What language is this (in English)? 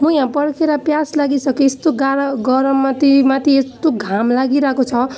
Nepali